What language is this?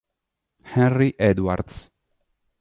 Italian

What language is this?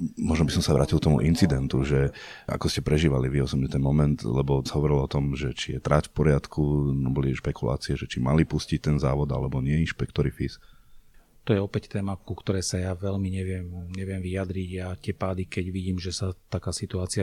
Slovak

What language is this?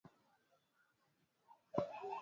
Swahili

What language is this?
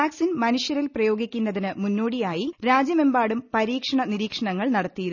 Malayalam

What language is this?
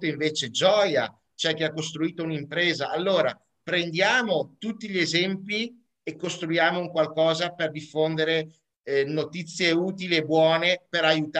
Italian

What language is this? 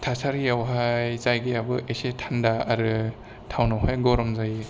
Bodo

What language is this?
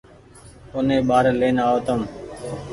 Goaria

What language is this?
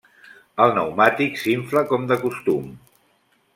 Catalan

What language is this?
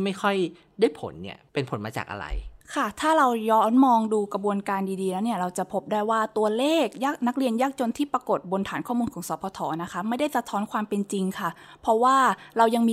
Thai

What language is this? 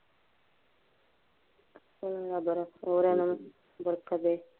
Punjabi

